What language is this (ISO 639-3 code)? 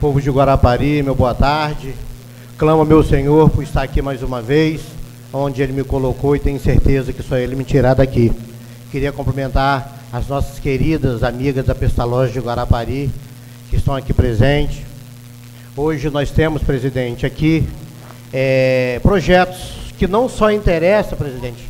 por